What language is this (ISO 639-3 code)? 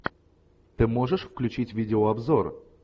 rus